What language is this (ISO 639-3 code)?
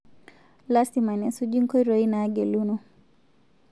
mas